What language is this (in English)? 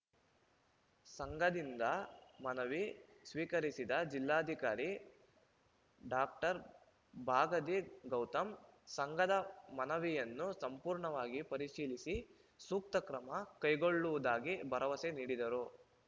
Kannada